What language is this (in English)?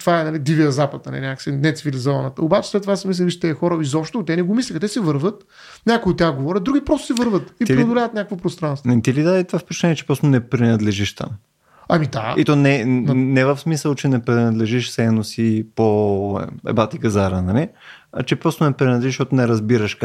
Bulgarian